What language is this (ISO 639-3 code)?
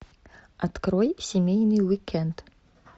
rus